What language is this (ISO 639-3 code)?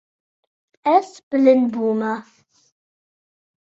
kur